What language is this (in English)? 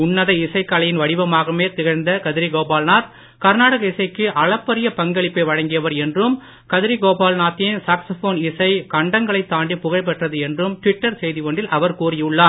Tamil